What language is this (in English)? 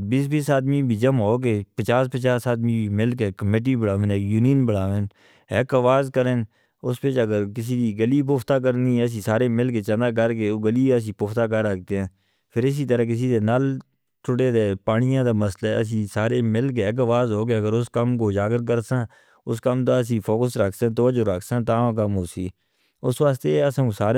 Northern Hindko